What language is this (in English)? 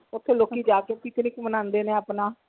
Punjabi